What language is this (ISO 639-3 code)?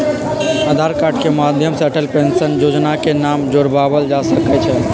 mag